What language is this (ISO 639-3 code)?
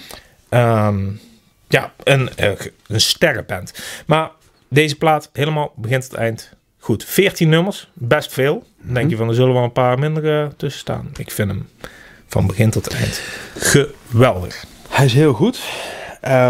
nld